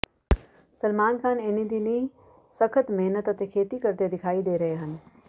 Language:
Punjabi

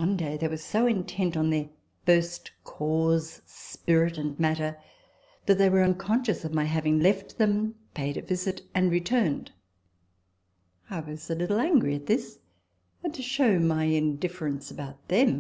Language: English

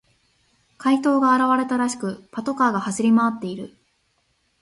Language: Japanese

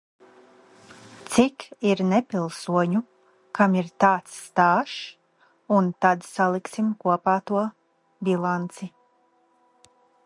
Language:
Latvian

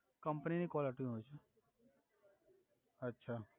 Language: Gujarati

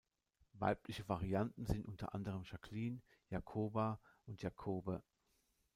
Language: German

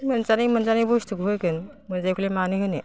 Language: Bodo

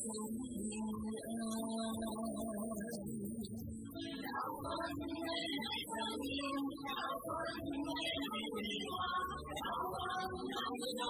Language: Vietnamese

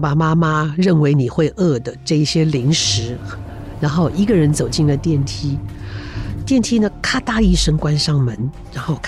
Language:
Chinese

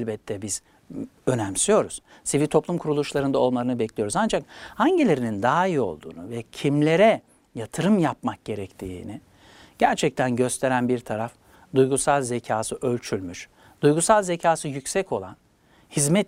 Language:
Turkish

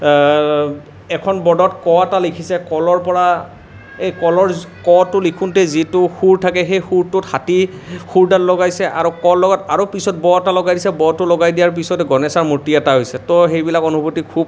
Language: Assamese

